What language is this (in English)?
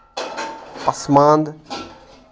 Kashmiri